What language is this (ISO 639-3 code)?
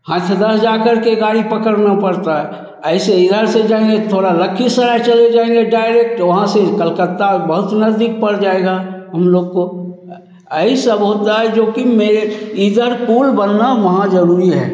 hin